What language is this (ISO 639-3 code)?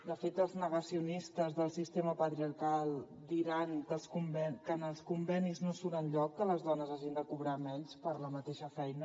cat